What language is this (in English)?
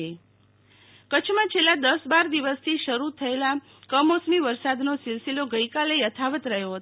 Gujarati